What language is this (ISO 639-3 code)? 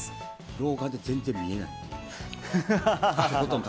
jpn